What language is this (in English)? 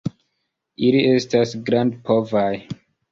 Esperanto